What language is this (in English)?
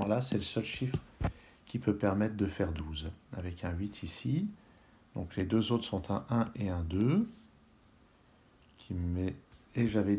French